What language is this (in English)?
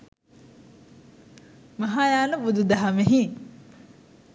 Sinhala